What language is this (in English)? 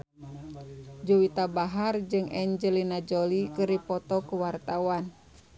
Sundanese